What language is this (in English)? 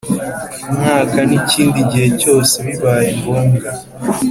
Kinyarwanda